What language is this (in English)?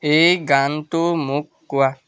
Assamese